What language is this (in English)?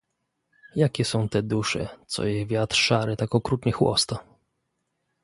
Polish